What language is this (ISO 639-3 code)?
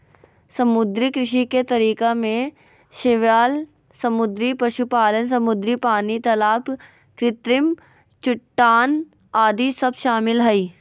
mag